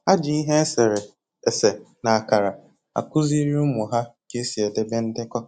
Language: Igbo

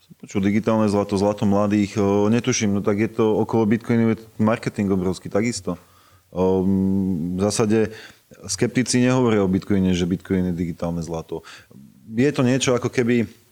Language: Slovak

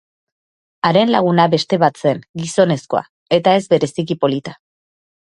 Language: Basque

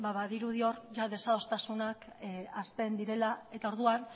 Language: Basque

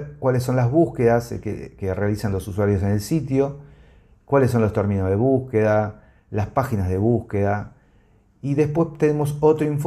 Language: Spanish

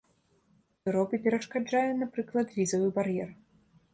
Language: Belarusian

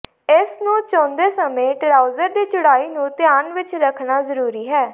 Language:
Punjabi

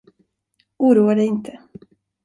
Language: Swedish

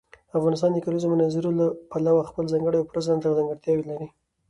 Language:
Pashto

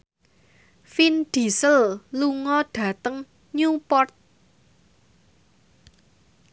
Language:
Javanese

